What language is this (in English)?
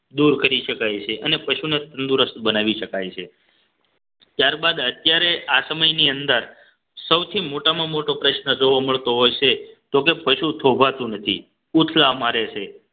Gujarati